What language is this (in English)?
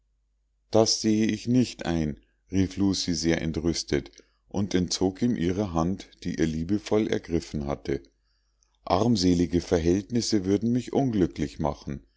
German